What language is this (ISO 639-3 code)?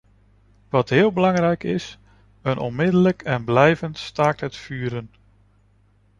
nld